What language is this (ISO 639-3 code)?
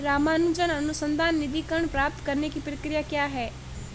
hin